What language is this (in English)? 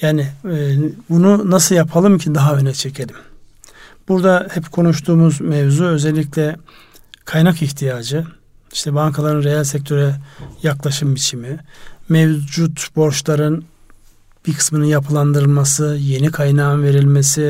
Turkish